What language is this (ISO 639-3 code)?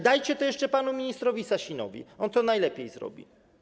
pol